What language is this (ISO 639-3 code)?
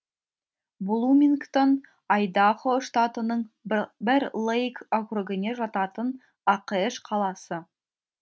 kaz